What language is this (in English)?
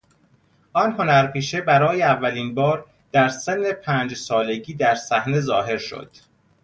Persian